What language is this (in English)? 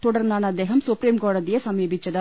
Malayalam